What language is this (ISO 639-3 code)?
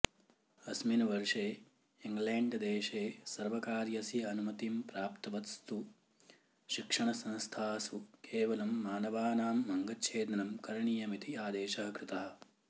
san